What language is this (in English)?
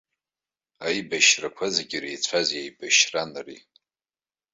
Abkhazian